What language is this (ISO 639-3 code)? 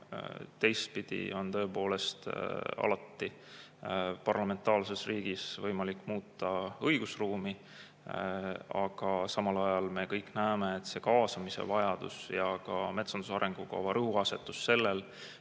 est